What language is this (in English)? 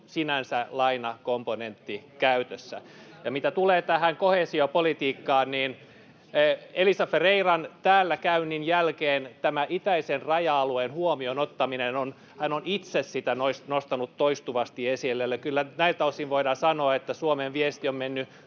Finnish